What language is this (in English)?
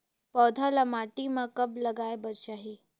Chhattisgarhi